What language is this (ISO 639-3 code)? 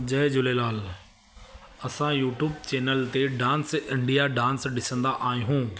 snd